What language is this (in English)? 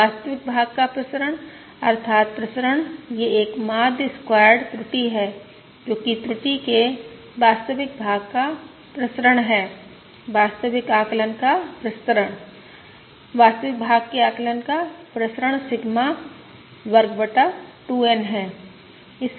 Hindi